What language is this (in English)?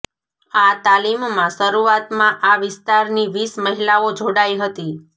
Gujarati